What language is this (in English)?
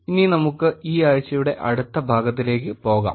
Malayalam